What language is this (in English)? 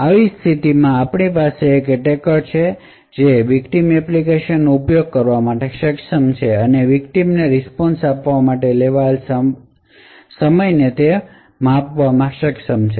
Gujarati